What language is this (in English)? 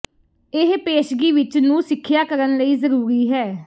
Punjabi